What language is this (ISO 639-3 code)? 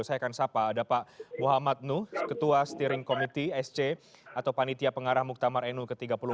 ind